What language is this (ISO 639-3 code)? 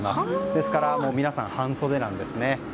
jpn